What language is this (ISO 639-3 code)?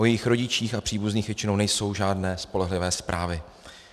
ces